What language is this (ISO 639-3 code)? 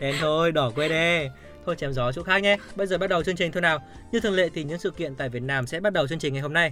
vie